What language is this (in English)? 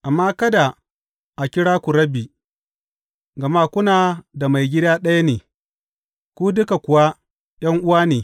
Hausa